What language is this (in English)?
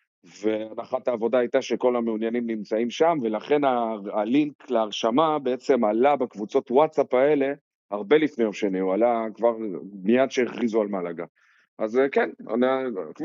Hebrew